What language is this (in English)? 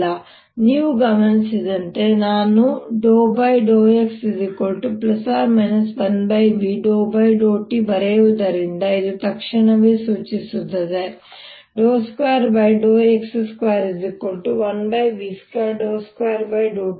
Kannada